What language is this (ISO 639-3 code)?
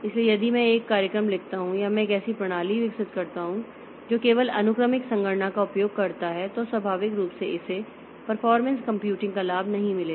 hin